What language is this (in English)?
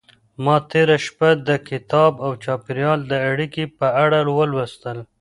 Pashto